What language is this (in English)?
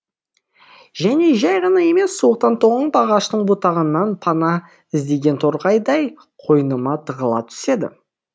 Kazakh